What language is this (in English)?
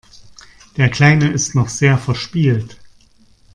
German